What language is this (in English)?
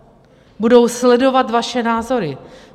Czech